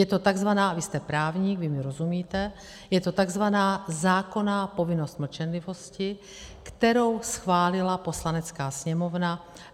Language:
Czech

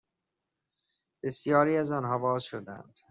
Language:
Persian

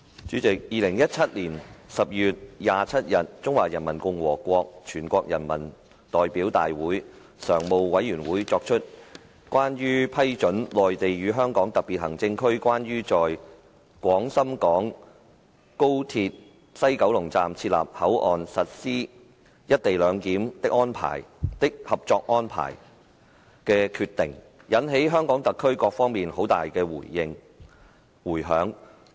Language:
Cantonese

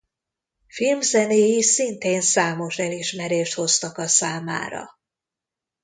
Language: Hungarian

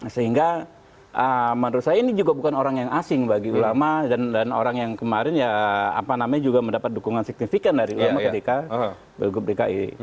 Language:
Indonesian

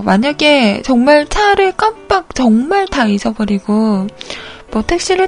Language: Korean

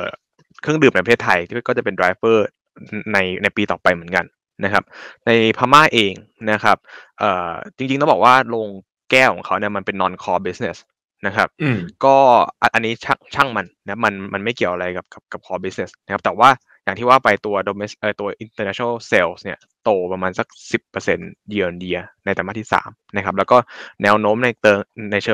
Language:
Thai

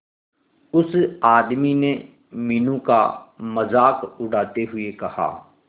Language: Hindi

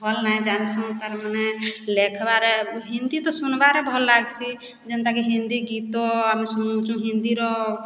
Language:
Odia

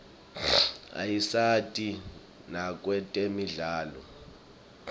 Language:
Swati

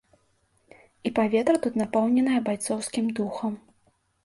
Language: Belarusian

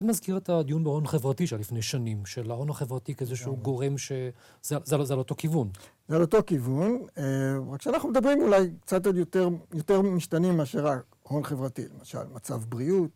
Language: Hebrew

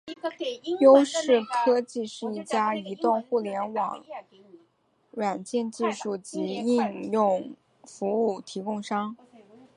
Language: Chinese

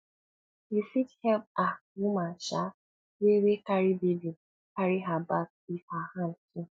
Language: Nigerian Pidgin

